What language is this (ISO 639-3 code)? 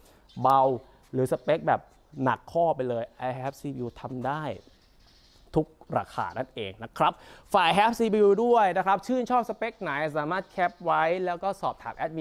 tha